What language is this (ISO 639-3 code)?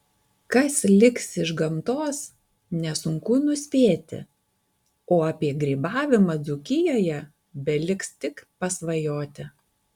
lit